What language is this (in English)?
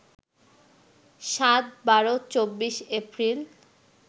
Bangla